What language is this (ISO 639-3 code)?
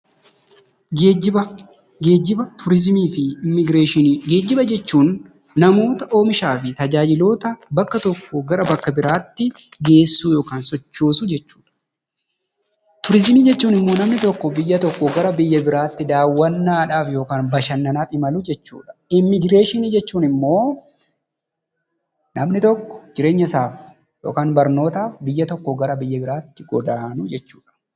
orm